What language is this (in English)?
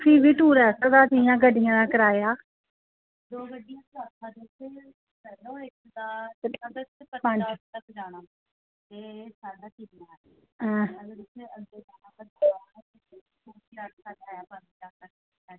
Dogri